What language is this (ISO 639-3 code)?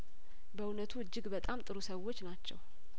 amh